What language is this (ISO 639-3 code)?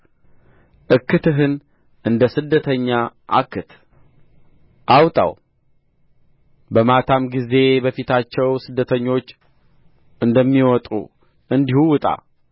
amh